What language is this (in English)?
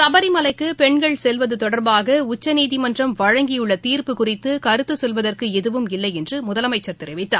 Tamil